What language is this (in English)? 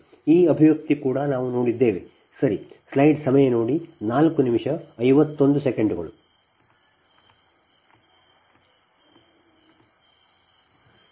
Kannada